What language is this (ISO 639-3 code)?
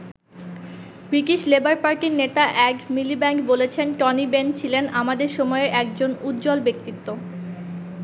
ben